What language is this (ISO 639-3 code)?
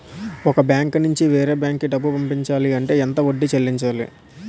tel